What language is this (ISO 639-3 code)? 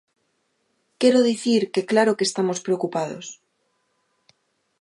glg